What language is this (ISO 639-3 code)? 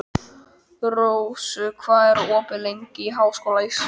isl